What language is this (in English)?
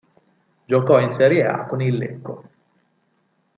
Italian